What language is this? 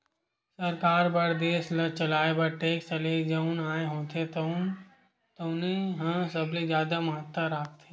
Chhattisgarhi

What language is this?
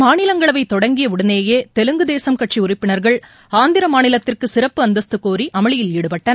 Tamil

